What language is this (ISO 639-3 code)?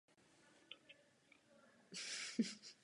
ces